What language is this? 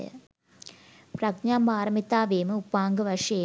Sinhala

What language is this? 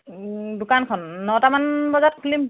Assamese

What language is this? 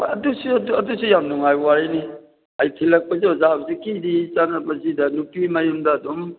Manipuri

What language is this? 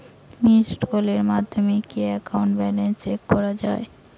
Bangla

